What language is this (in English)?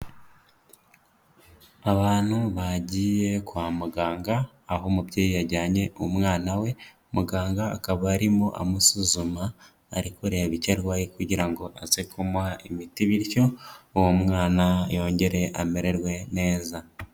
Kinyarwanda